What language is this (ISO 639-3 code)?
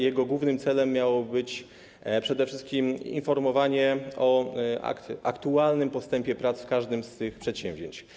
pol